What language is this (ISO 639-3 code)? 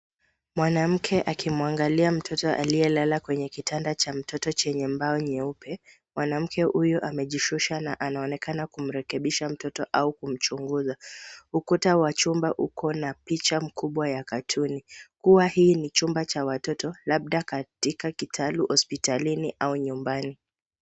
swa